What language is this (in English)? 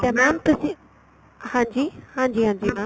Punjabi